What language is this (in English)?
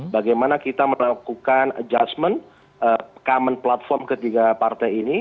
Indonesian